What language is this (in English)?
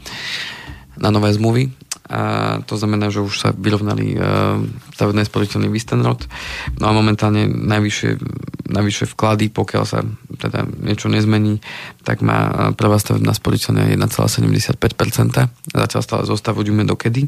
Slovak